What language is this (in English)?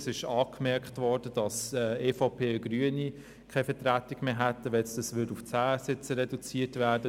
Swiss German